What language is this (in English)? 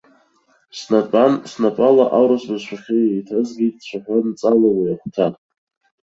Abkhazian